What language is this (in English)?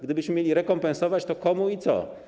Polish